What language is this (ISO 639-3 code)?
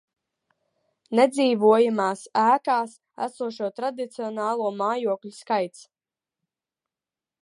lav